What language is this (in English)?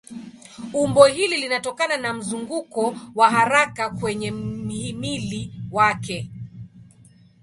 Swahili